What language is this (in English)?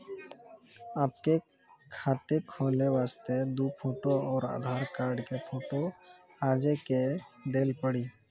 Maithili